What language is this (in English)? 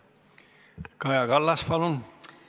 Estonian